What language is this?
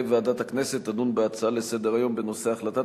Hebrew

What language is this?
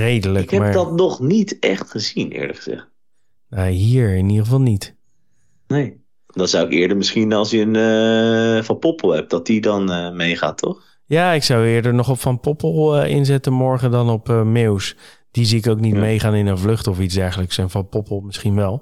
Dutch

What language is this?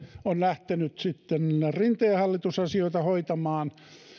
Finnish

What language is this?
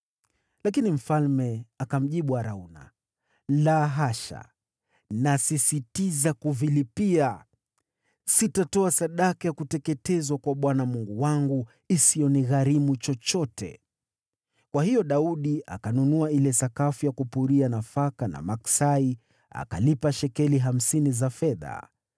Swahili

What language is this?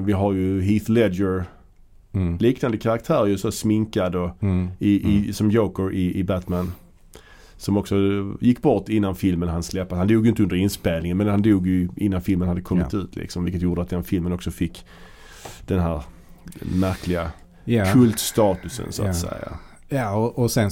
Swedish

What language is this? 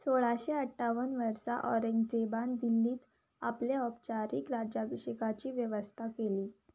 Konkani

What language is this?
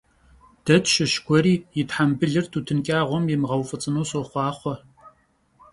Kabardian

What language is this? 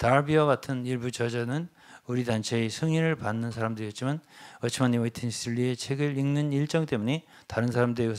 Korean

